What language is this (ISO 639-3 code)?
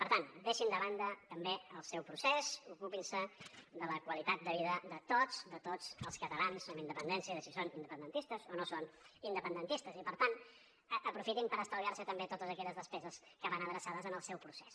cat